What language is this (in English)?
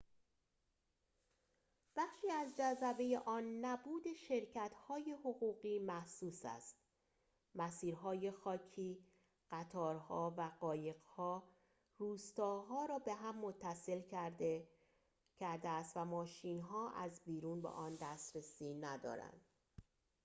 Persian